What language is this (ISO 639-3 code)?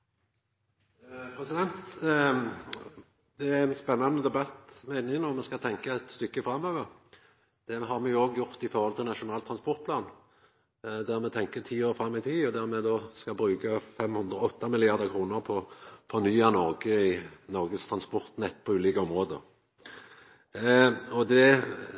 nor